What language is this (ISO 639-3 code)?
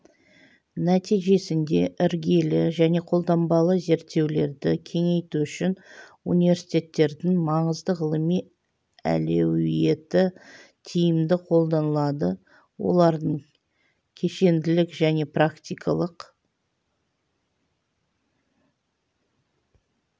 kaz